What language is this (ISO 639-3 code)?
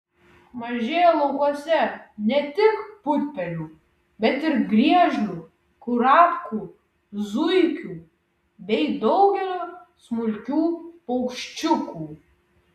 lit